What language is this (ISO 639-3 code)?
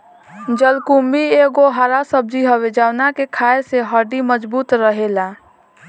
bho